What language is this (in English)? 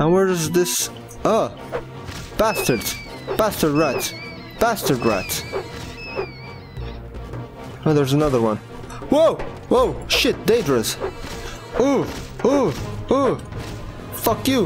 English